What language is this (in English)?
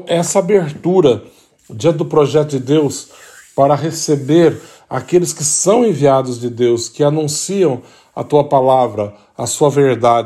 Portuguese